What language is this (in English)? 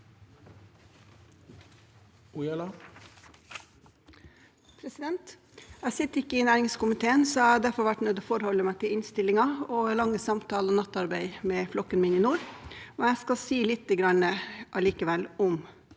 Norwegian